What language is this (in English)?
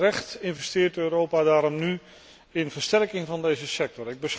Dutch